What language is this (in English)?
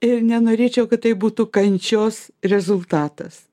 Lithuanian